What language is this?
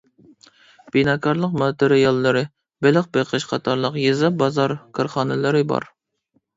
Uyghur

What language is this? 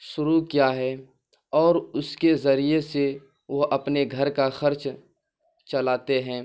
Urdu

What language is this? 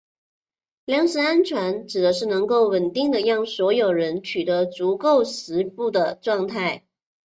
Chinese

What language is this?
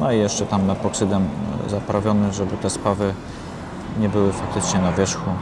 Polish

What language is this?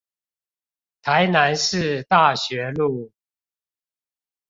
Chinese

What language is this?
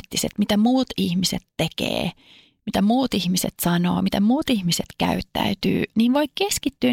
Finnish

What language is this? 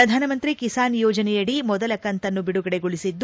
Kannada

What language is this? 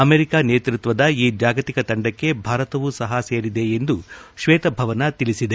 Kannada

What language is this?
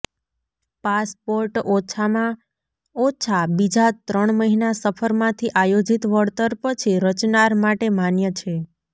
Gujarati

